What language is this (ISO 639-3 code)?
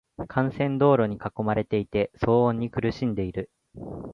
jpn